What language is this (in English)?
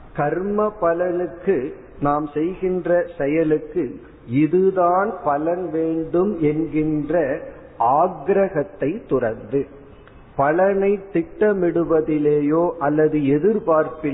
Tamil